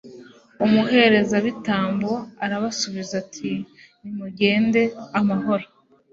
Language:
Kinyarwanda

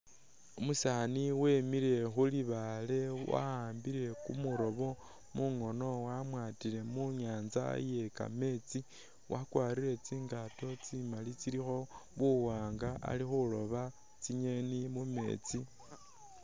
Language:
Masaaba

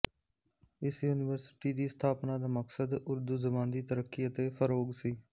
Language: Punjabi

